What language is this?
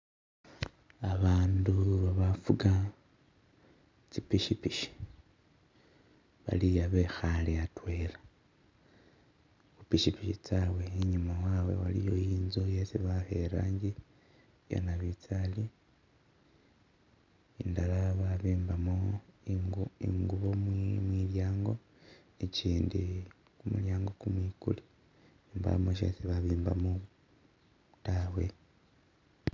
Masaaba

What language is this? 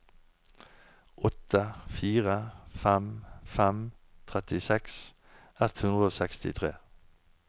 Norwegian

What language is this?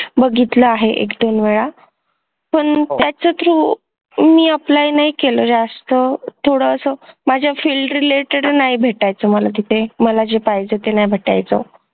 Marathi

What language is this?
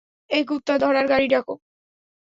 Bangla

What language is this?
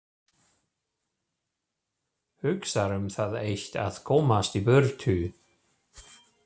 Icelandic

